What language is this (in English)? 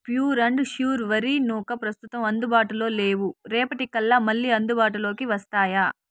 Telugu